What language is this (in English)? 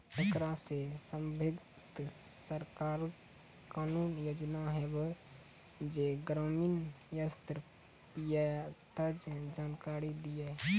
Maithili